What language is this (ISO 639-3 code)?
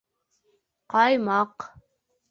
bak